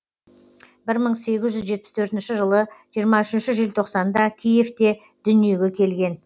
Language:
Kazakh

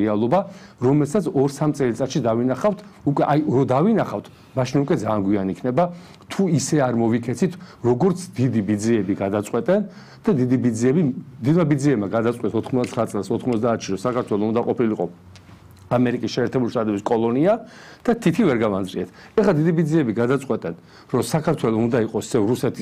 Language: Romanian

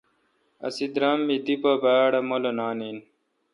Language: Kalkoti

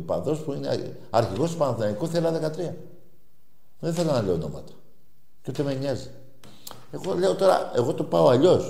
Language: Greek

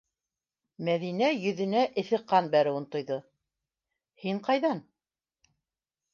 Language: Bashkir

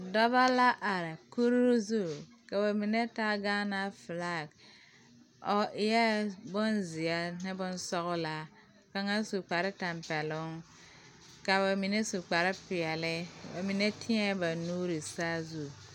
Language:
Southern Dagaare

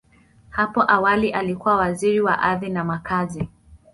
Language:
Swahili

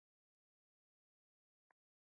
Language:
Pashto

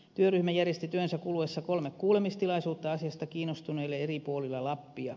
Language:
Finnish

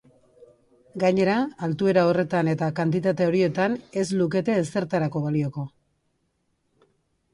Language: Basque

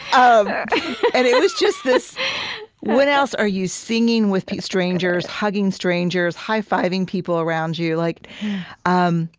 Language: English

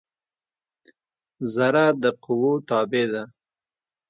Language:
Pashto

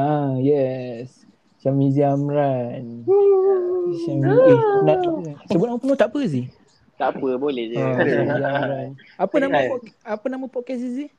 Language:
Malay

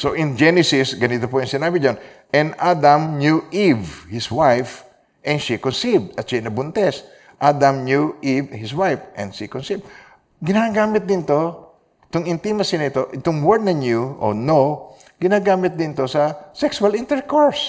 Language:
Filipino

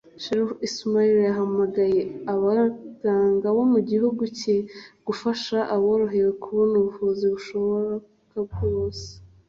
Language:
Kinyarwanda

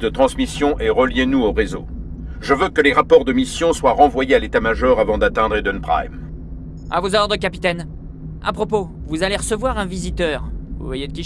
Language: French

